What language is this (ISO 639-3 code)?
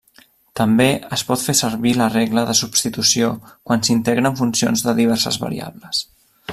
cat